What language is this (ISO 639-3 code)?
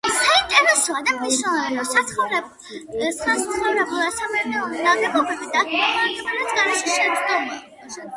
kat